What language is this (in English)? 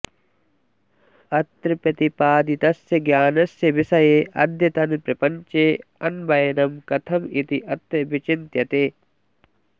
Sanskrit